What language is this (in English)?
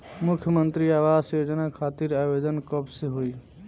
Bhojpuri